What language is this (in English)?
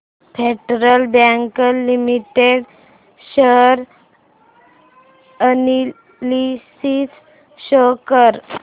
Marathi